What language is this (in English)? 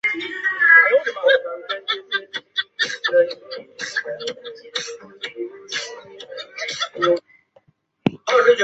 Chinese